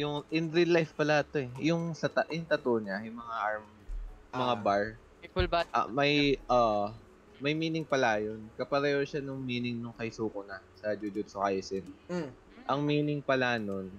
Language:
Filipino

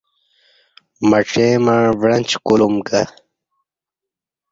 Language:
Kati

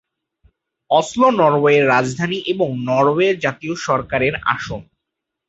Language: Bangla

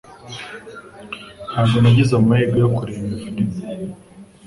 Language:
Kinyarwanda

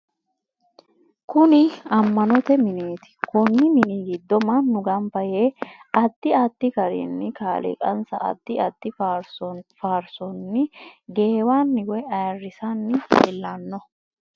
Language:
Sidamo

